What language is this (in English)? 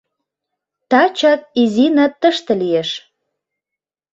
Mari